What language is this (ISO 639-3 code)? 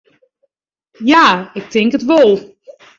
fry